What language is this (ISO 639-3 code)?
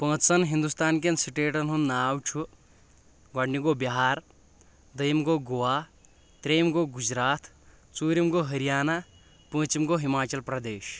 kas